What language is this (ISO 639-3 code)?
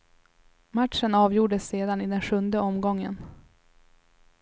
swe